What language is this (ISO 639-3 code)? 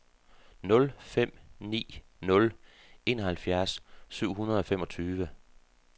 dan